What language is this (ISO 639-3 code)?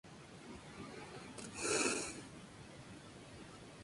spa